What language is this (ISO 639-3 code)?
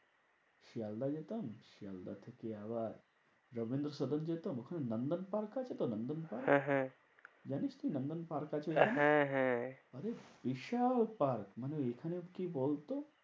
ben